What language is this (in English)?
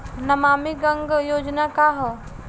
Bhojpuri